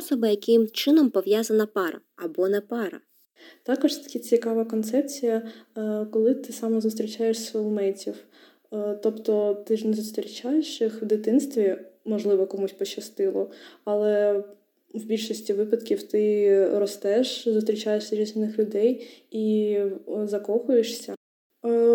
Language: Ukrainian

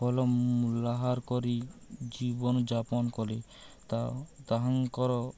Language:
Odia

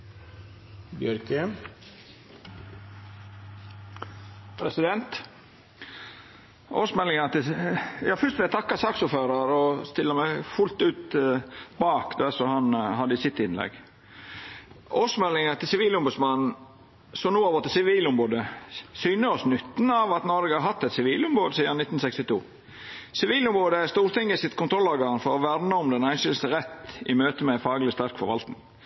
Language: Norwegian Nynorsk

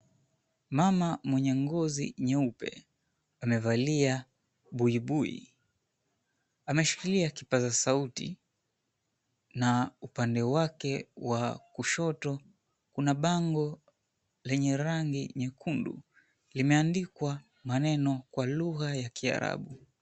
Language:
Swahili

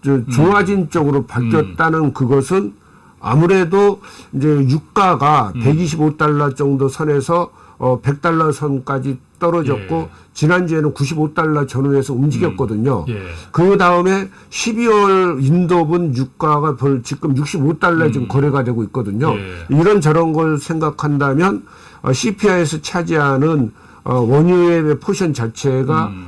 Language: Korean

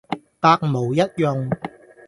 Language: Cantonese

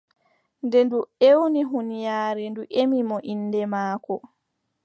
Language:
Adamawa Fulfulde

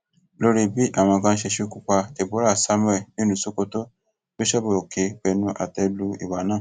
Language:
Yoruba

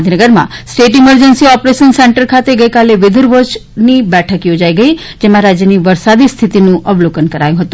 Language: Gujarati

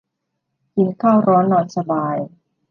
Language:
Thai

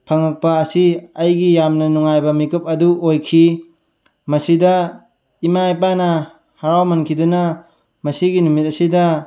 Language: Manipuri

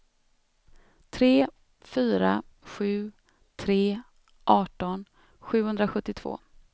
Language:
Swedish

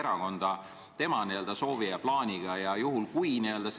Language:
Estonian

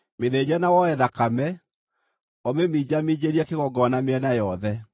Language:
Kikuyu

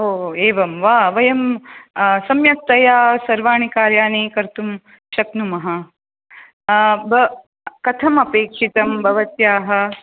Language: Sanskrit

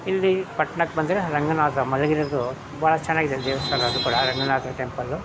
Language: Kannada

